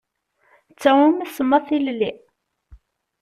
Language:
Kabyle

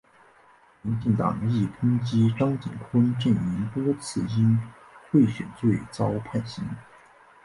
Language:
Chinese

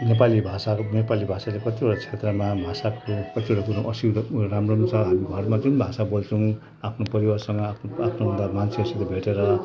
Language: Nepali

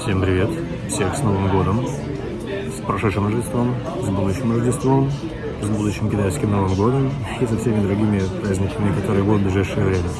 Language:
Russian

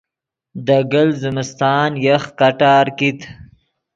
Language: Yidgha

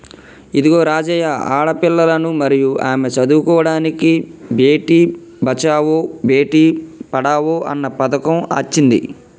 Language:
Telugu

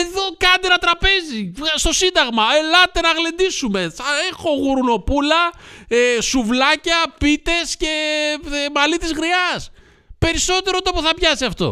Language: Greek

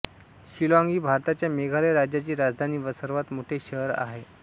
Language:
Marathi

